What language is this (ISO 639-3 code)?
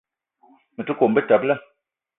eto